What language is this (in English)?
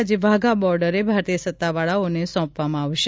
Gujarati